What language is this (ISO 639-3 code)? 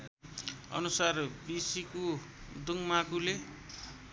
nep